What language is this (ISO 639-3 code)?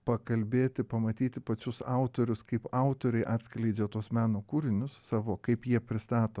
lit